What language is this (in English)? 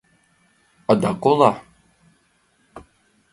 Mari